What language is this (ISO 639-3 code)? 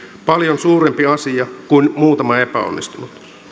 fin